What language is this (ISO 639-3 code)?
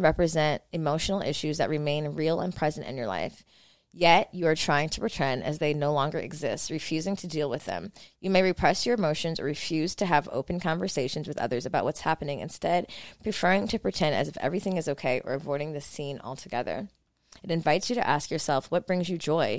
eng